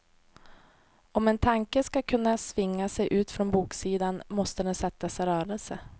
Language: Swedish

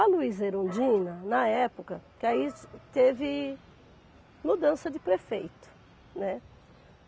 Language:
Portuguese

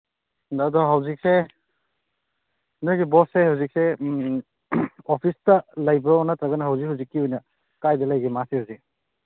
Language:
Manipuri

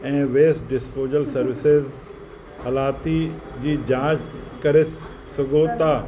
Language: Sindhi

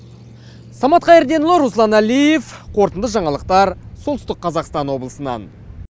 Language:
Kazakh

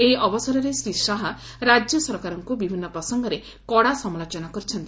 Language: Odia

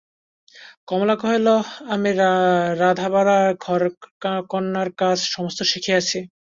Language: Bangla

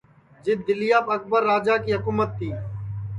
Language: Sansi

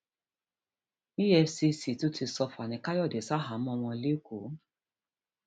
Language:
Yoruba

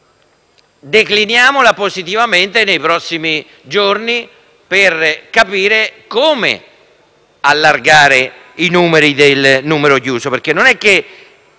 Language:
Italian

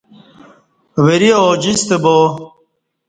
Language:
Kati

